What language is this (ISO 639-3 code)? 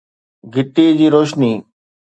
snd